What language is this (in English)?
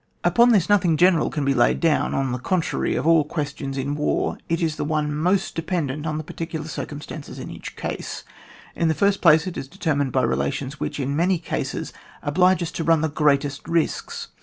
English